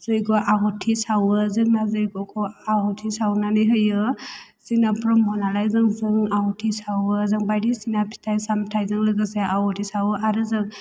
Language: Bodo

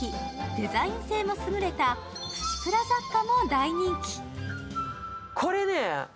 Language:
Japanese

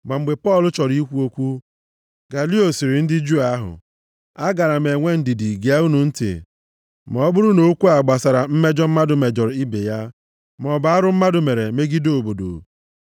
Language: Igbo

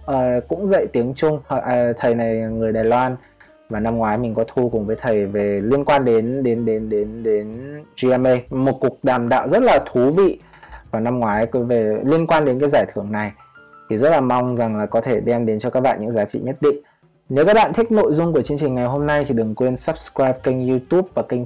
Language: Vietnamese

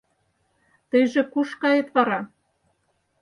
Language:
Mari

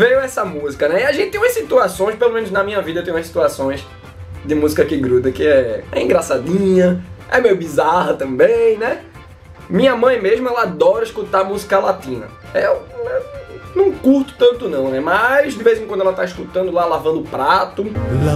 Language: Portuguese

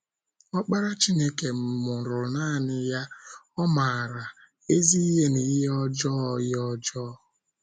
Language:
Igbo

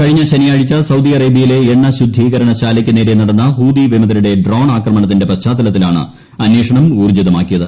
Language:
Malayalam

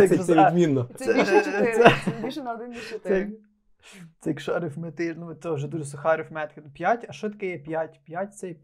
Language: Ukrainian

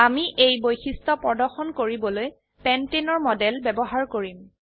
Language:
Assamese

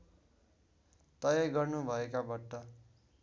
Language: Nepali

